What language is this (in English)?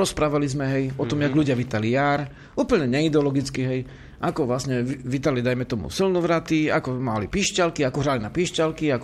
Slovak